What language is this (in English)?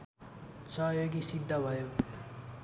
Nepali